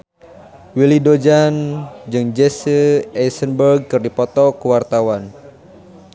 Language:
Sundanese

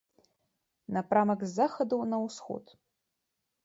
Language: Belarusian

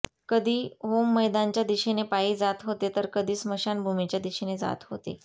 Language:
Marathi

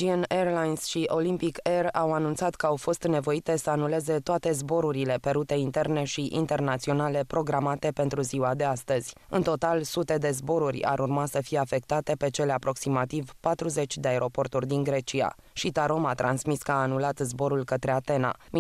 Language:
Romanian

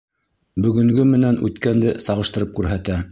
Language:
Bashkir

